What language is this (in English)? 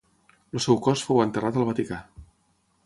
Catalan